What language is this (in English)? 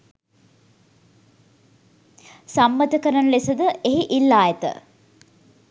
Sinhala